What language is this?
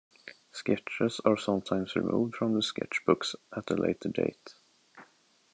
English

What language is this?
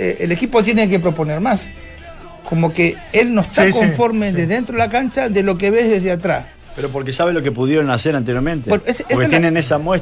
Spanish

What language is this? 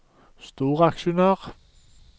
Norwegian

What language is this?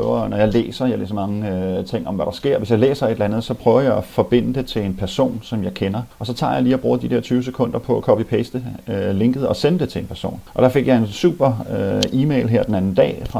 Danish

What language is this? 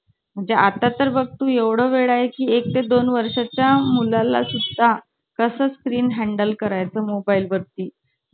Marathi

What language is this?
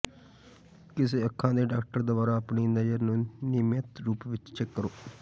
Punjabi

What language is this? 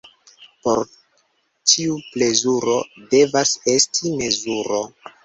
Esperanto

